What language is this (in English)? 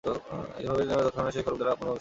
Bangla